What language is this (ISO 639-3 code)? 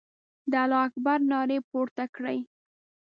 pus